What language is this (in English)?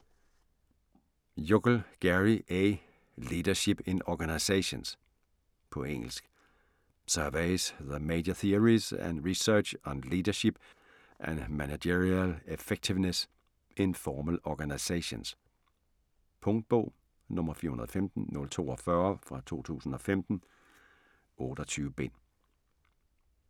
Danish